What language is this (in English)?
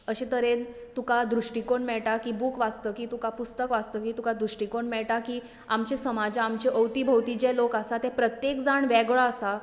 Konkani